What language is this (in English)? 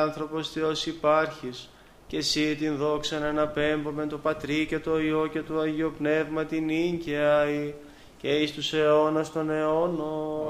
Greek